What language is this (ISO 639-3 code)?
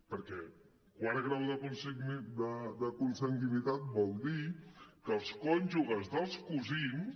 cat